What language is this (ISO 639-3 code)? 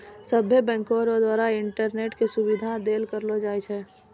mai